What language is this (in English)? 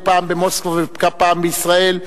Hebrew